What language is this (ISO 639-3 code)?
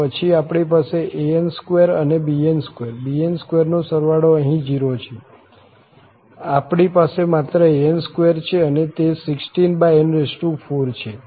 guj